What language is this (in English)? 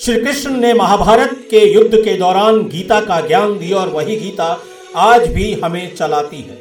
Hindi